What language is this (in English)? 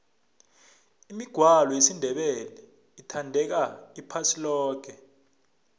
South Ndebele